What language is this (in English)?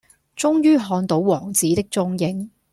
Cantonese